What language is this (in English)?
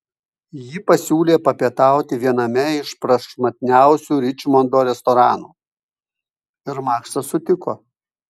Lithuanian